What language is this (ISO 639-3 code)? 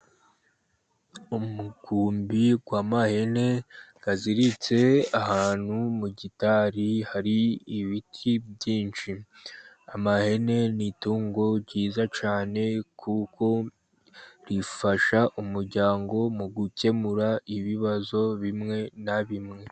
kin